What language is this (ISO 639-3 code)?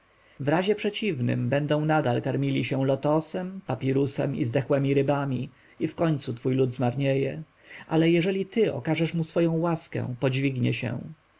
pol